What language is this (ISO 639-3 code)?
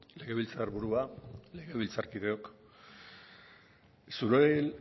eus